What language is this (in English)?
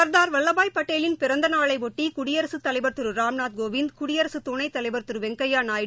Tamil